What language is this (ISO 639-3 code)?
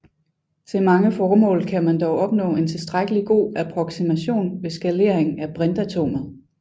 dan